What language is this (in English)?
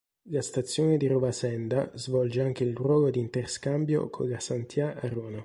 Italian